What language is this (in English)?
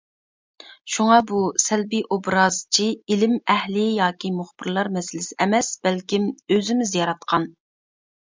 Uyghur